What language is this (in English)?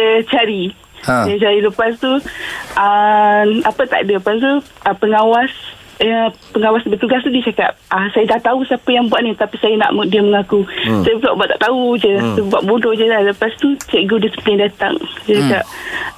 Malay